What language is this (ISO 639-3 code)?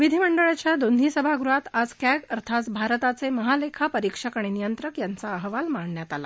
mar